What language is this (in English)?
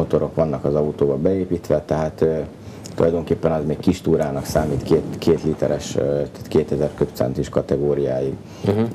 Hungarian